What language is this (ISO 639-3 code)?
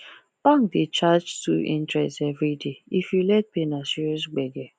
pcm